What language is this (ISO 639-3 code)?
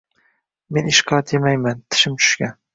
uzb